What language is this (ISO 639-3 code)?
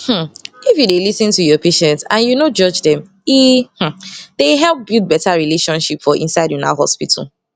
pcm